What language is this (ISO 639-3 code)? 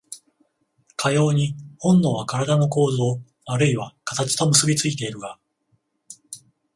jpn